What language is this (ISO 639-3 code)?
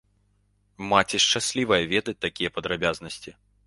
bel